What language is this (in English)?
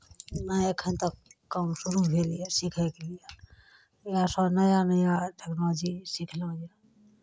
Maithili